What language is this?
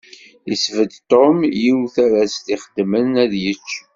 Kabyle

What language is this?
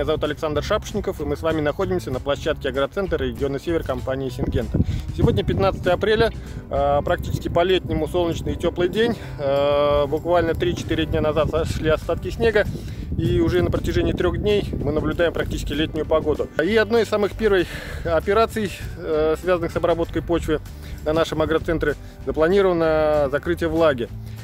Russian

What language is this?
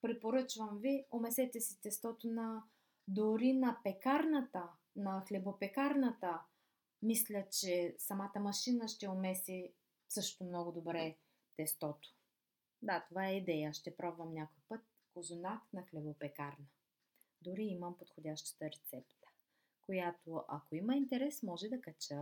Bulgarian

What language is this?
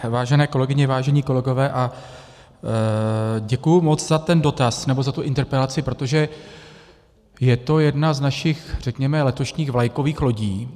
Czech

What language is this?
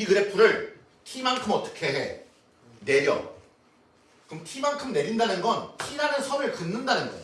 Korean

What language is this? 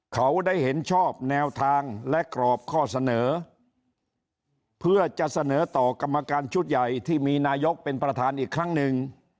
Thai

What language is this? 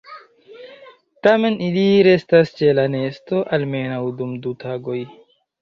Esperanto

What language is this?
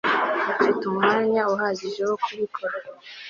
Kinyarwanda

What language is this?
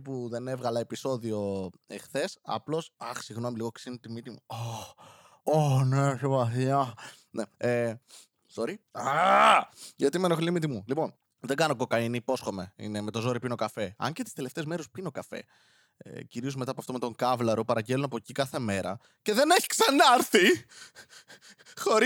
Greek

